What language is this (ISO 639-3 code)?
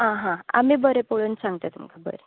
kok